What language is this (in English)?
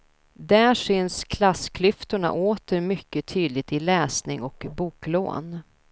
Swedish